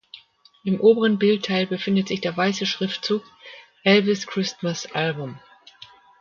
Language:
German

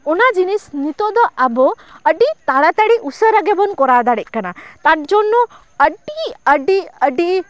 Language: Santali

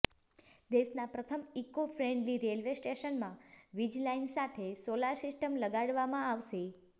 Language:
Gujarati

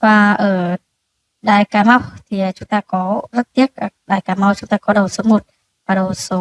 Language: Vietnamese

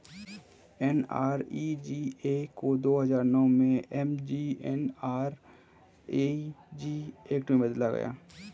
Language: Hindi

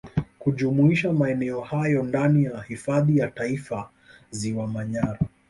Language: Swahili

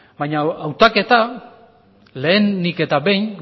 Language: Basque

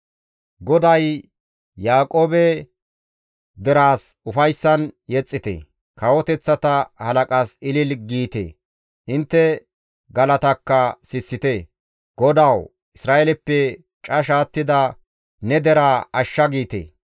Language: Gamo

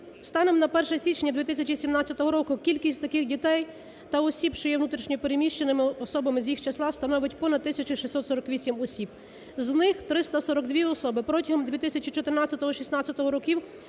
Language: Ukrainian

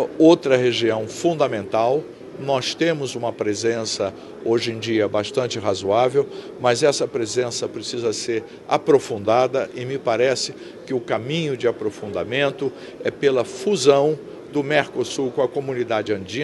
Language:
Portuguese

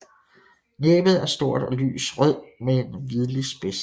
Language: Danish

